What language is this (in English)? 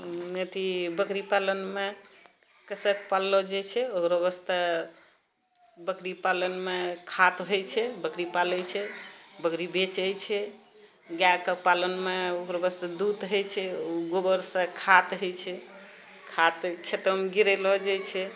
Maithili